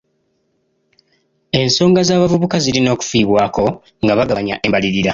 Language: Ganda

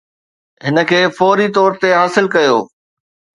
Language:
Sindhi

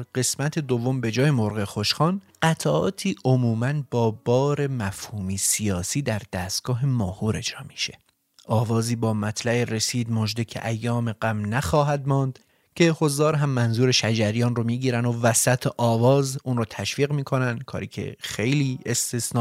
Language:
Persian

